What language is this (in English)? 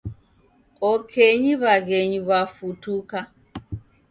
Taita